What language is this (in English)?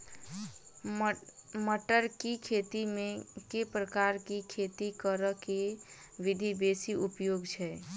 Maithili